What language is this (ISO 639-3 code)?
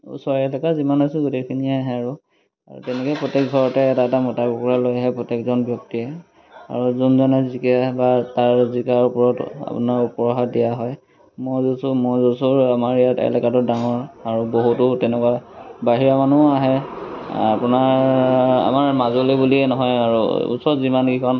asm